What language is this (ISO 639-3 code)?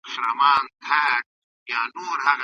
pus